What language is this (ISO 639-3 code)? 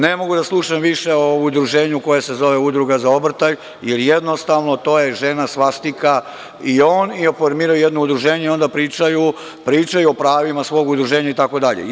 srp